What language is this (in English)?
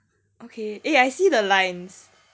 English